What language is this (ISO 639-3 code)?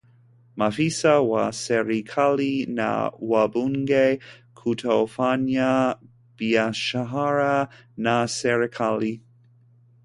swa